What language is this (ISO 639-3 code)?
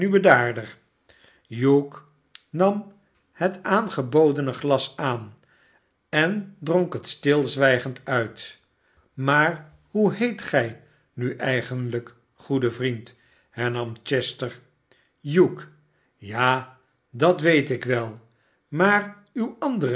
nld